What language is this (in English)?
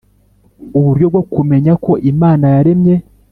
Kinyarwanda